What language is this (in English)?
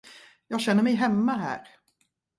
Swedish